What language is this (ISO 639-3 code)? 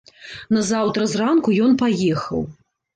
bel